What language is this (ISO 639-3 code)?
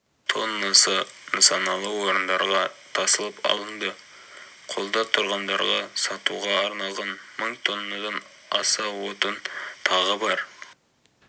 kaz